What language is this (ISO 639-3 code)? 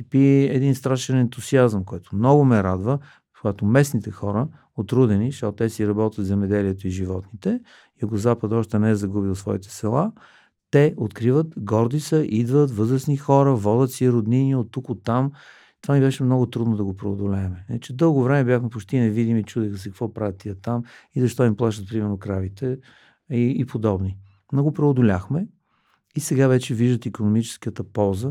bul